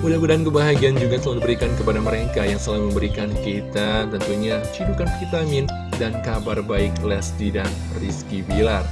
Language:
Indonesian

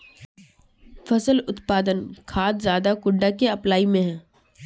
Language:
Magahi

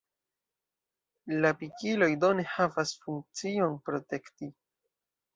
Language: Esperanto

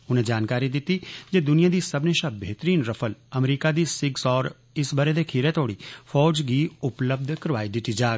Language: Dogri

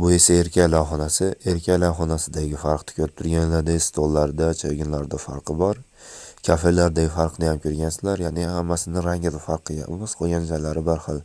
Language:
Turkish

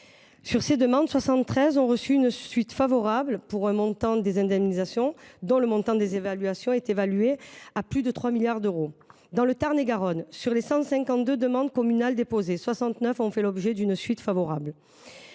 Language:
French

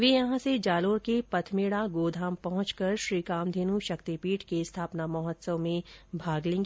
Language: Hindi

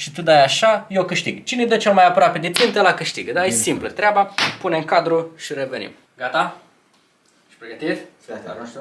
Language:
Romanian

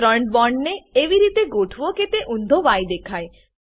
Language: Gujarati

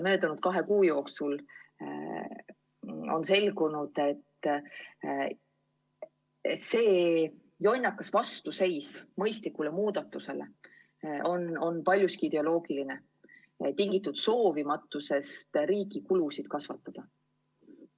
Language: Estonian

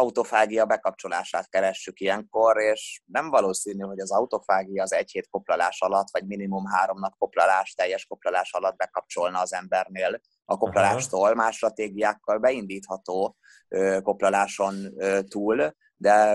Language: Hungarian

